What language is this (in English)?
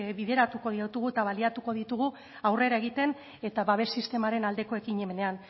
Basque